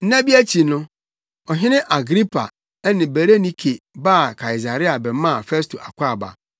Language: Akan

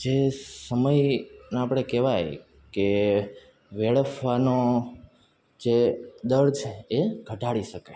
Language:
Gujarati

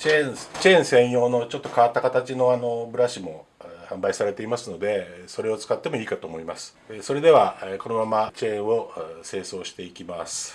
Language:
Japanese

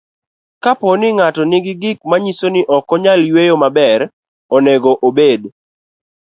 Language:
Luo (Kenya and Tanzania)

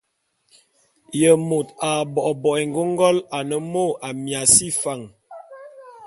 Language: Bulu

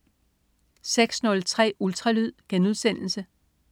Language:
Danish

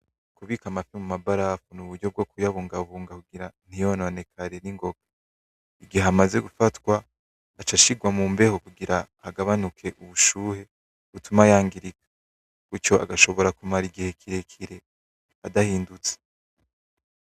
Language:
Rundi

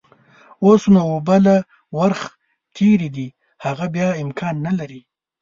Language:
Pashto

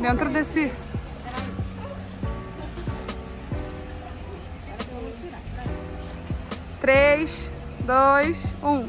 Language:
Portuguese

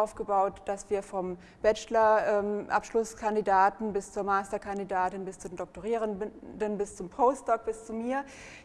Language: German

